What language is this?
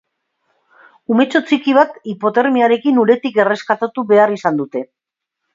Basque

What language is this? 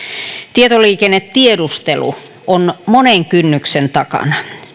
Finnish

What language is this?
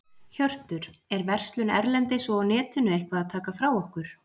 Icelandic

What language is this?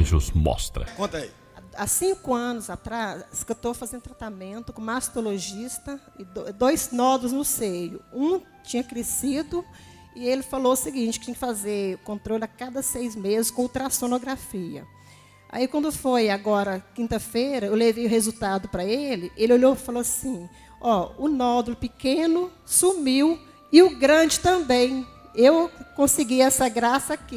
Portuguese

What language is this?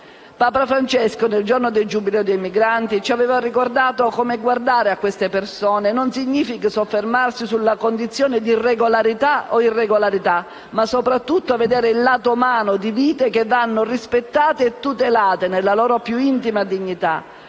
Italian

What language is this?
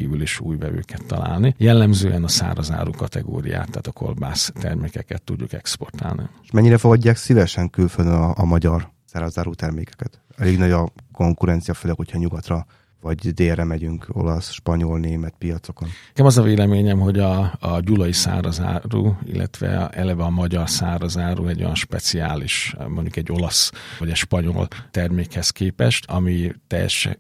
Hungarian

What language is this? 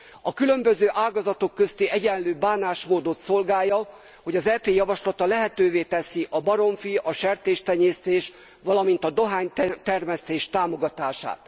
Hungarian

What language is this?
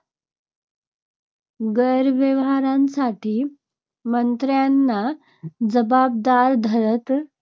Marathi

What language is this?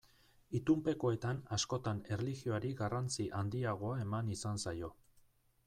Basque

